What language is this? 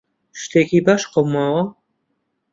Central Kurdish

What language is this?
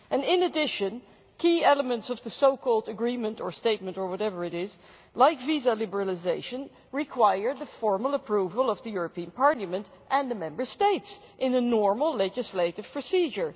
English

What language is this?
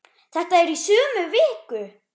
Icelandic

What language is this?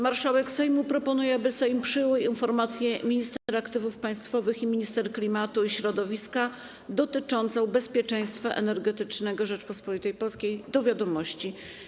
Polish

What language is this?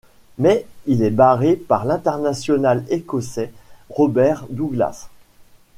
French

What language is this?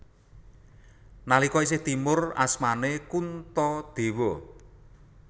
Javanese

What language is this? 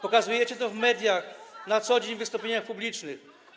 Polish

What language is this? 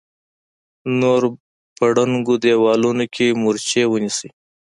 Pashto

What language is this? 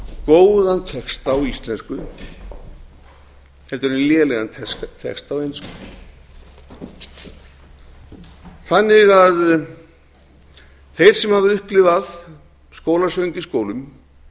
Icelandic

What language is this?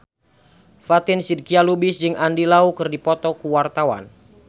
Sundanese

